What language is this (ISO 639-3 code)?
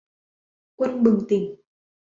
vie